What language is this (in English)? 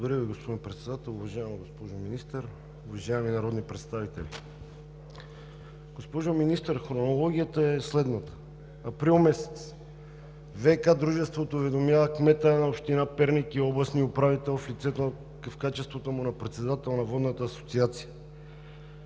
Bulgarian